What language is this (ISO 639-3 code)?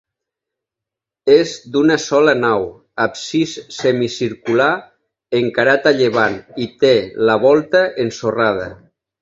cat